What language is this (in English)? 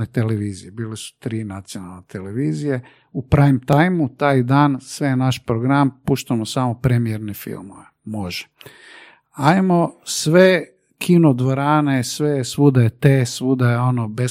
Croatian